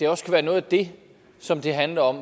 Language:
Danish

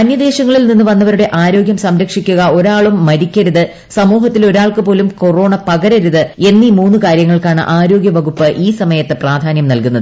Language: Malayalam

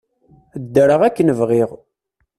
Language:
Kabyle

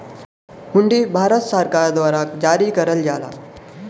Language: Bhojpuri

